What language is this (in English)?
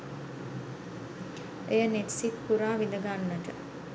Sinhala